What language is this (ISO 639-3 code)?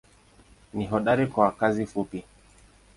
swa